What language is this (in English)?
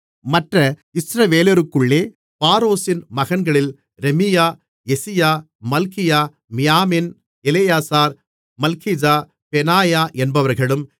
Tamil